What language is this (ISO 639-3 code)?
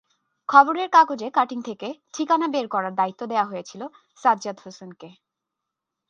ben